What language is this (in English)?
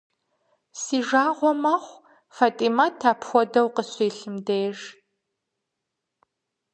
Kabardian